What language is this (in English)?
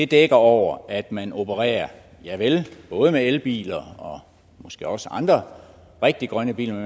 Danish